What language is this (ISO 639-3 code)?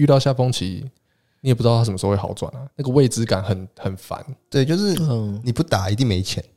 zho